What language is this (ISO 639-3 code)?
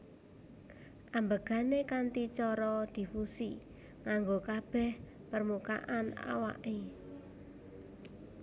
jav